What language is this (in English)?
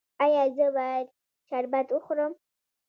Pashto